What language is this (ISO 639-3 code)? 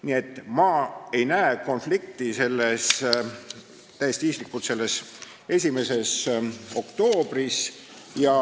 est